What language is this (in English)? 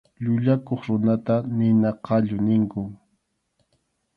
Arequipa-La Unión Quechua